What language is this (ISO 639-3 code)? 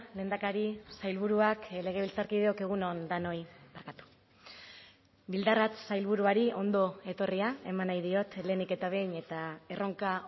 eus